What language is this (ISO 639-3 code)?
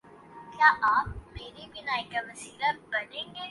urd